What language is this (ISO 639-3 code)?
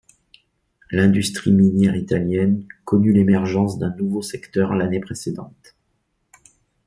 fra